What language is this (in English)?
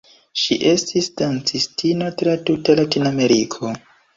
Esperanto